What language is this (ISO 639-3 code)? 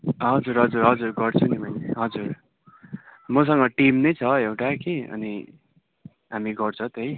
nep